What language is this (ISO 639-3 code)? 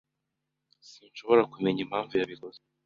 kin